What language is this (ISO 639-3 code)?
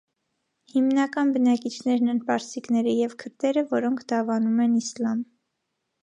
hye